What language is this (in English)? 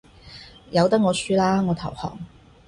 Cantonese